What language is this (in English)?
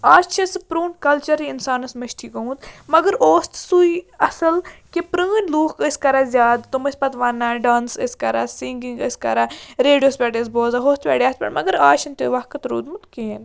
Kashmiri